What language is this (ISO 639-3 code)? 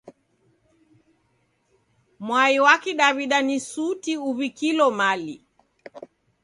dav